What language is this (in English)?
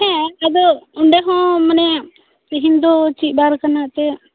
Santali